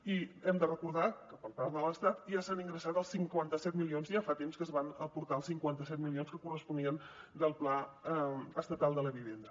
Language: Catalan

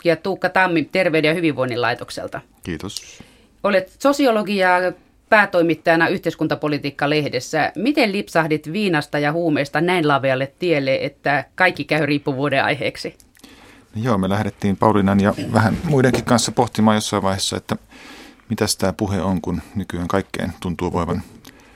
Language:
Finnish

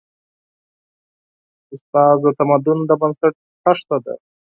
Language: Pashto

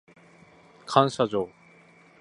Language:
Japanese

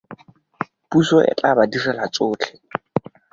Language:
Tswana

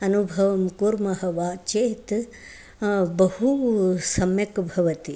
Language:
Sanskrit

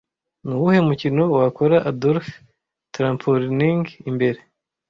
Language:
Kinyarwanda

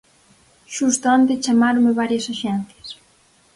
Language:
Galician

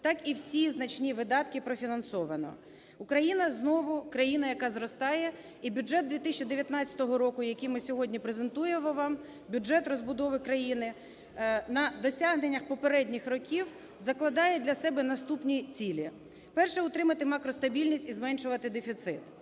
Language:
Ukrainian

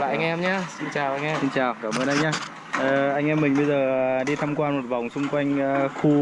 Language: Vietnamese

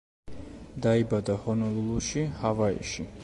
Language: Georgian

